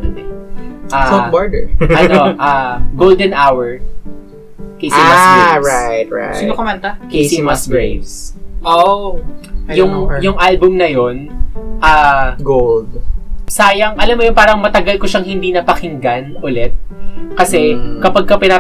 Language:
Filipino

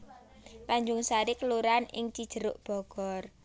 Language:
Javanese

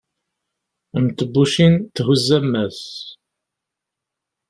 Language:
Kabyle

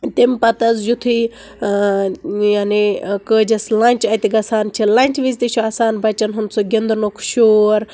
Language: Kashmiri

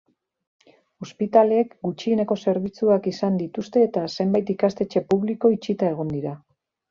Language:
Basque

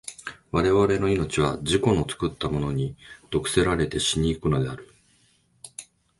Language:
Japanese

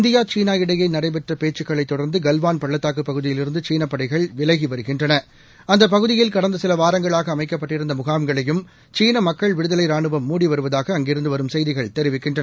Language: Tamil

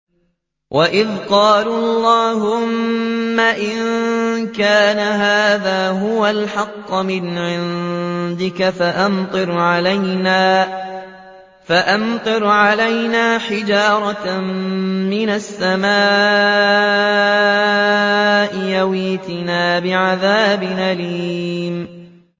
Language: Arabic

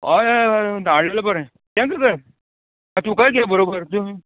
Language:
Konkani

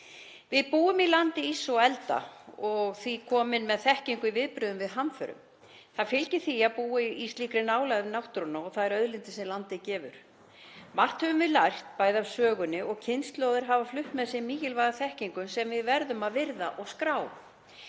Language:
Icelandic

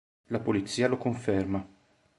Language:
Italian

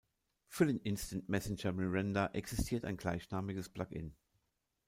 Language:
German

